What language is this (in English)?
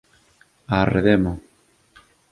Galician